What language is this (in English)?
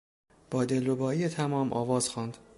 Persian